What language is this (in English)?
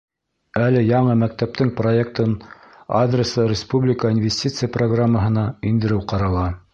Bashkir